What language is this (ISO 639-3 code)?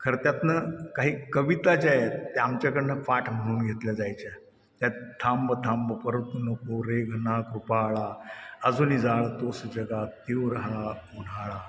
mar